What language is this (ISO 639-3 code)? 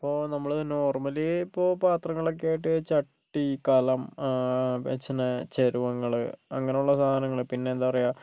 mal